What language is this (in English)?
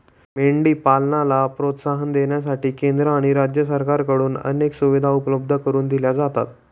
Marathi